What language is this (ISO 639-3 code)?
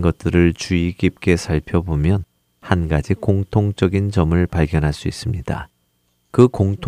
kor